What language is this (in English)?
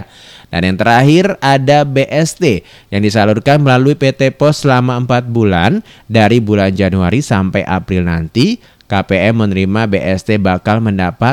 Indonesian